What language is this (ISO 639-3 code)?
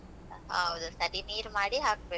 kan